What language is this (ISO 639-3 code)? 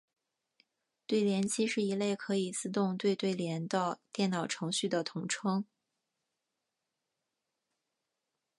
zho